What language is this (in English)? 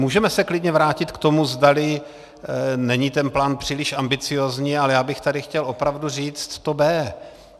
Czech